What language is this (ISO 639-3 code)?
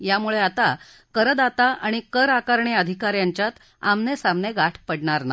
mar